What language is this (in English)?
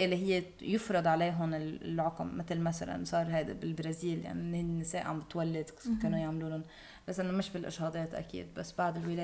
Arabic